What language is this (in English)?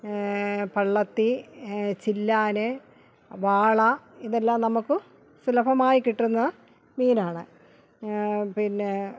Malayalam